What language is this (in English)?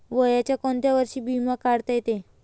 Marathi